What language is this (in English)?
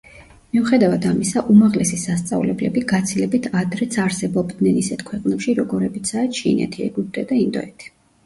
Georgian